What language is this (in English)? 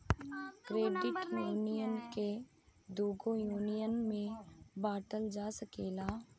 Bhojpuri